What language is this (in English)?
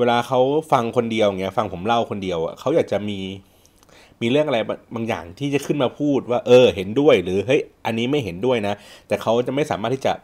Thai